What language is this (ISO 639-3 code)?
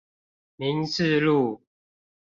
zho